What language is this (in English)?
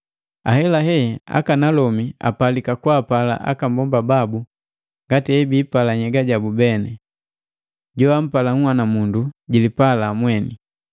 Matengo